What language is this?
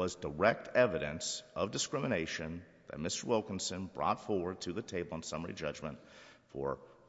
English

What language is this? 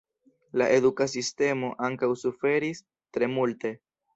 Esperanto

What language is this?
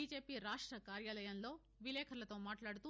Telugu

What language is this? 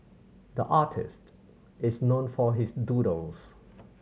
English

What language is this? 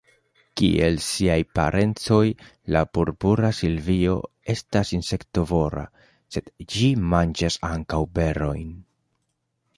Esperanto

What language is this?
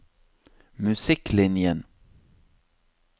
Norwegian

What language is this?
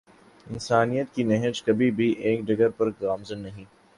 Urdu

